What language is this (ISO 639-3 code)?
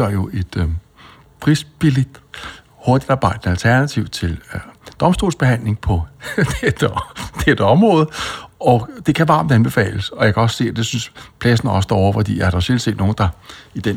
dan